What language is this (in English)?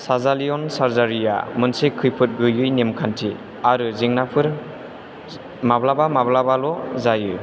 Bodo